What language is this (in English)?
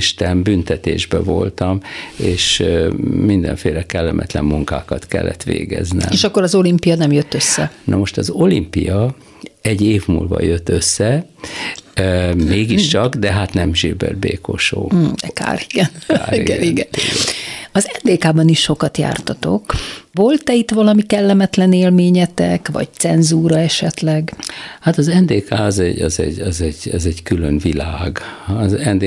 Hungarian